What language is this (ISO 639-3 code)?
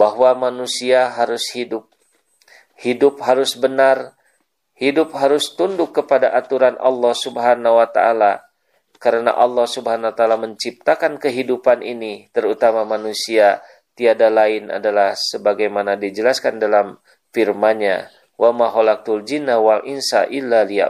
ind